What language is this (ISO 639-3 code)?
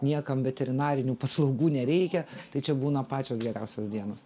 lit